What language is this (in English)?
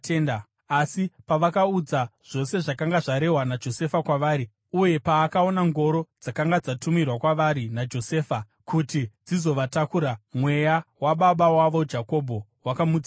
Shona